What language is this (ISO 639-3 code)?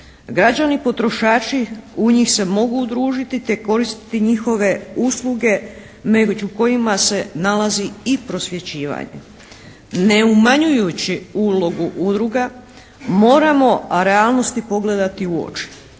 hrv